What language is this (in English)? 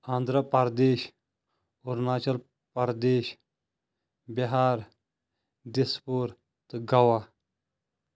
Kashmiri